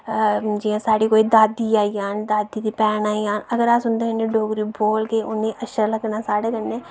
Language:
Dogri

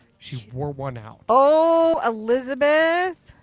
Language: English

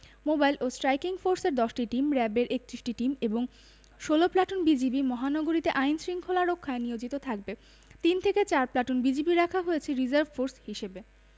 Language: Bangla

